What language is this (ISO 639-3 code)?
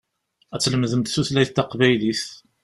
kab